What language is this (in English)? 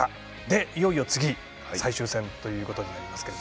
Japanese